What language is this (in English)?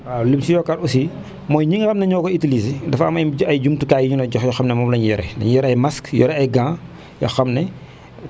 Wolof